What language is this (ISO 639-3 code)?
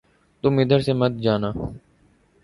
urd